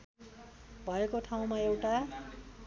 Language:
Nepali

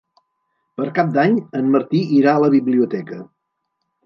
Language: Catalan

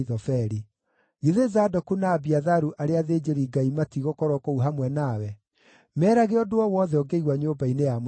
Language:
Kikuyu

